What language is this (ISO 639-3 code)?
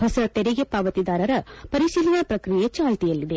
kan